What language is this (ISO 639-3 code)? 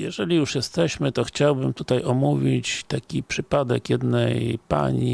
pol